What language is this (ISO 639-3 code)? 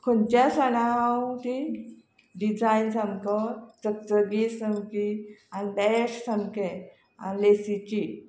kok